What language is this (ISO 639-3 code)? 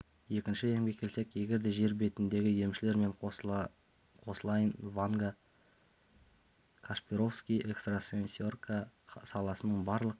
kaz